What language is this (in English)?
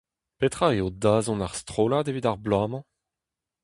Breton